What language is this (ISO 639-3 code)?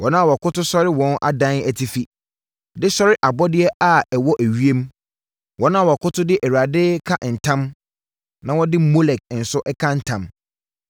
aka